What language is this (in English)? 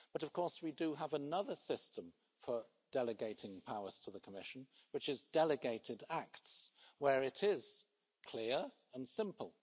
English